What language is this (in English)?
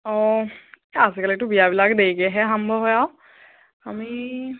Assamese